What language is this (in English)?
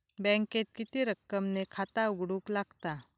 Marathi